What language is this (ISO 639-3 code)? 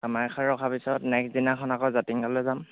asm